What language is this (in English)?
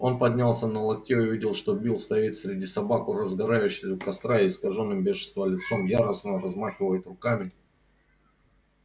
Russian